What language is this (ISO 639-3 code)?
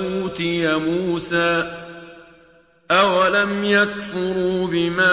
ara